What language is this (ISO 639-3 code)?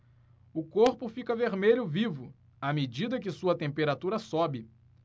por